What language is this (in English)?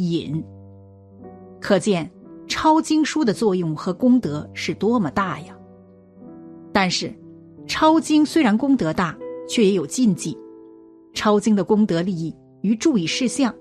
Chinese